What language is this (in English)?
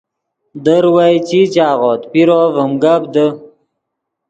Yidgha